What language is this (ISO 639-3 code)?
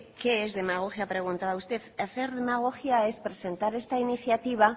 spa